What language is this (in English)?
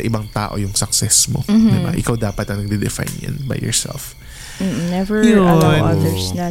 Filipino